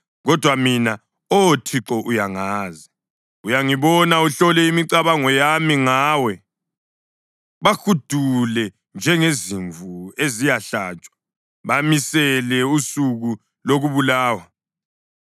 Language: North Ndebele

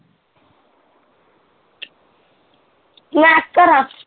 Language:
Punjabi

